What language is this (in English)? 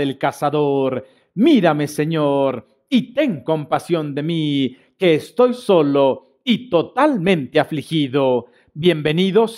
Spanish